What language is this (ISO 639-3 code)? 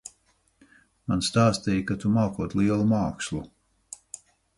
lav